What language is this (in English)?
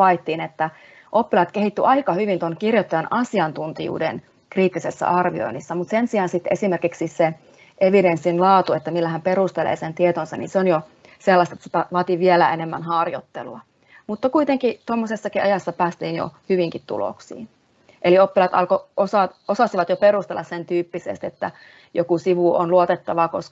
Finnish